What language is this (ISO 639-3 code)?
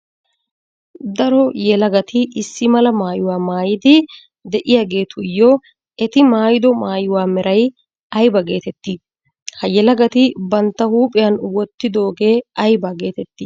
wal